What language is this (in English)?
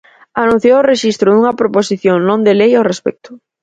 Galician